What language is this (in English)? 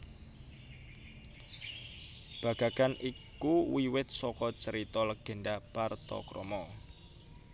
Javanese